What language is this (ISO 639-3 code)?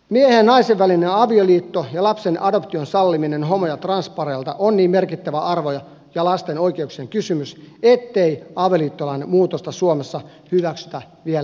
fin